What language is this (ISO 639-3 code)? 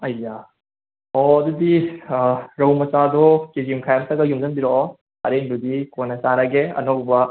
mni